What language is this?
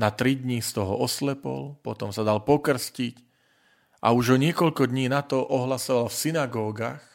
Slovak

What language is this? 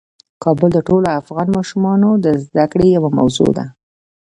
Pashto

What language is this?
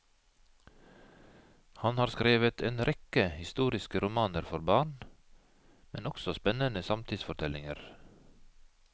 Norwegian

